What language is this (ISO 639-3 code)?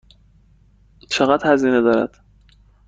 fas